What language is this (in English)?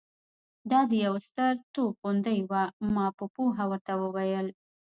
Pashto